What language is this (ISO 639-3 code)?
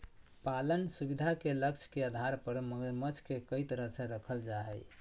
mag